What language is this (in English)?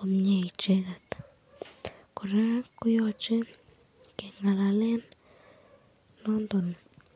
Kalenjin